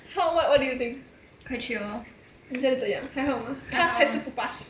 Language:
English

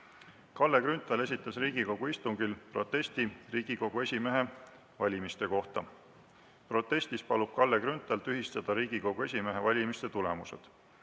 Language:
Estonian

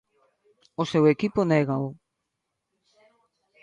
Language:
Galician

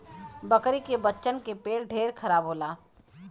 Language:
Bhojpuri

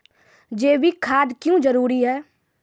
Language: Maithili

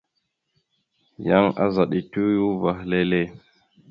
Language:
Mada (Cameroon)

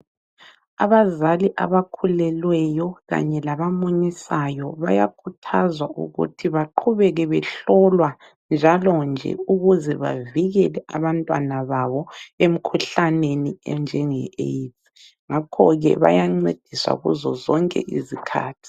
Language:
North Ndebele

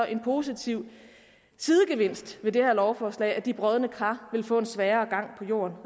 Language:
Danish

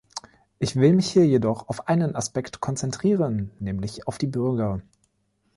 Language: German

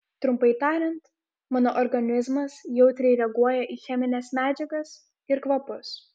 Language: Lithuanian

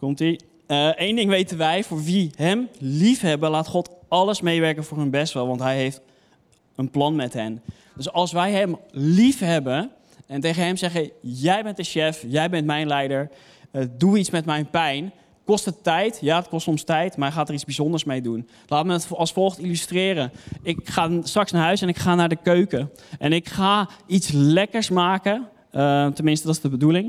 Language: Dutch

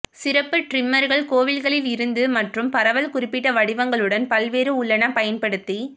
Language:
Tamil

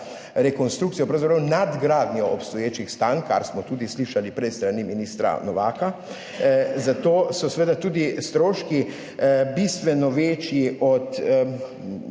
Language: Slovenian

